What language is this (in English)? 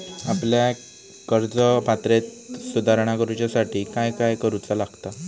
Marathi